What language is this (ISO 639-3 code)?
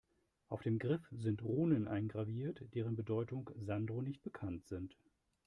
deu